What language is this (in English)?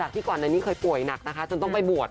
Thai